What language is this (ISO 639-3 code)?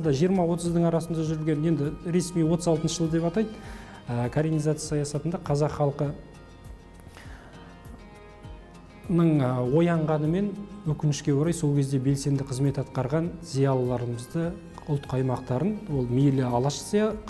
tur